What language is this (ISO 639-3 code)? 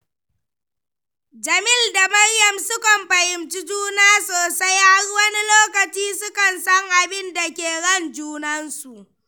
hau